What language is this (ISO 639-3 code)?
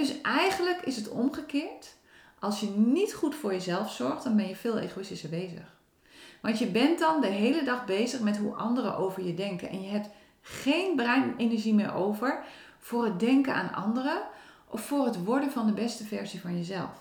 nld